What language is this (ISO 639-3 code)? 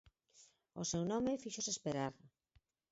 glg